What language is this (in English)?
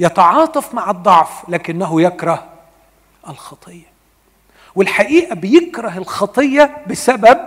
Arabic